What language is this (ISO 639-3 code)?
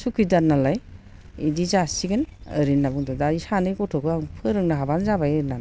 brx